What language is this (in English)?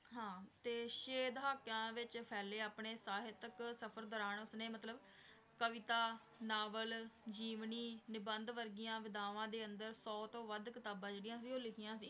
Punjabi